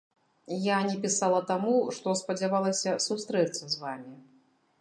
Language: Belarusian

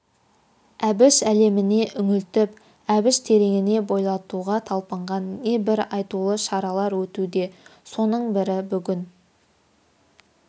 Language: Kazakh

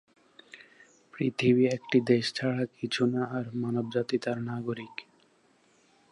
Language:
Bangla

